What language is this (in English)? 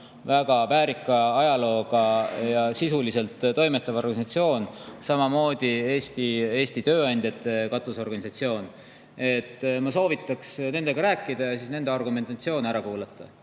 Estonian